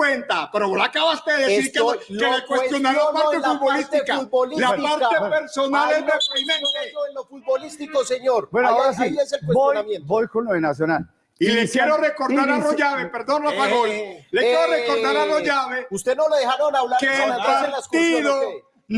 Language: Spanish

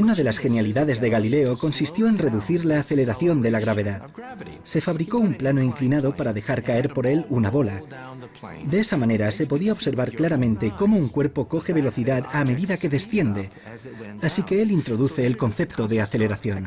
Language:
Spanish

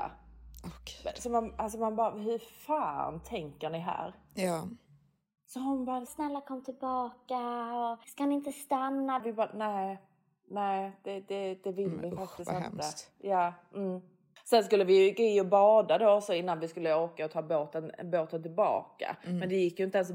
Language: Swedish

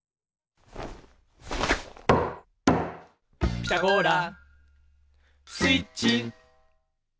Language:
Japanese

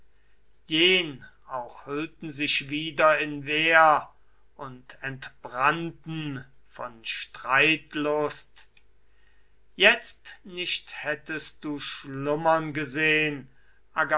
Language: German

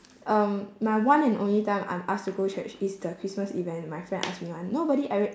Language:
English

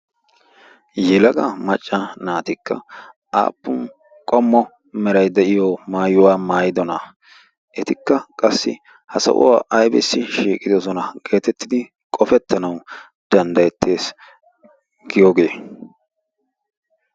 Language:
Wolaytta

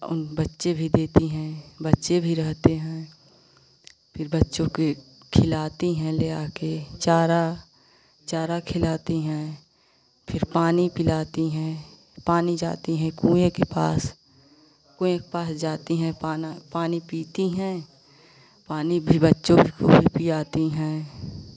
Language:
Hindi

